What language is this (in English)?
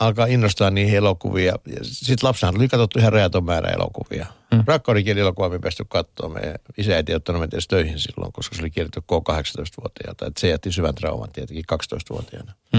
Finnish